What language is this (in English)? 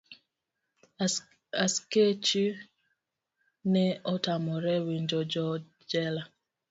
Luo (Kenya and Tanzania)